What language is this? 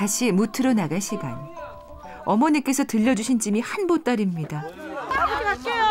Korean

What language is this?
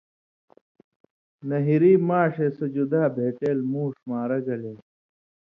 Indus Kohistani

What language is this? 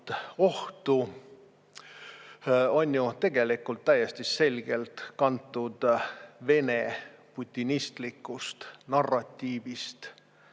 Estonian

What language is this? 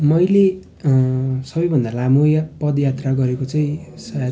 Nepali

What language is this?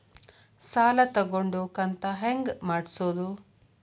Kannada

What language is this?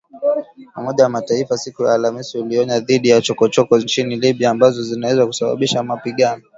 Swahili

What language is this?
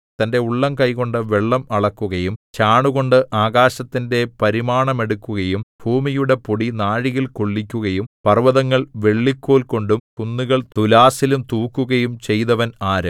Malayalam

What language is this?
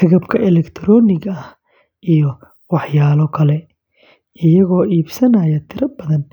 Somali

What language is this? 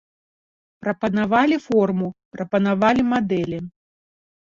Belarusian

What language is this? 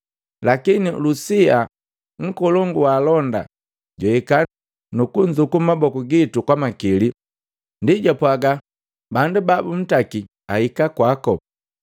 Matengo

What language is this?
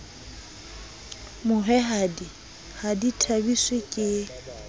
Southern Sotho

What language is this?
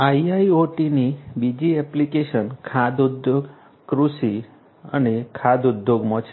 Gujarati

